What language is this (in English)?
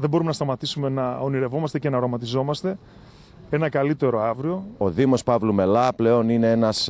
Greek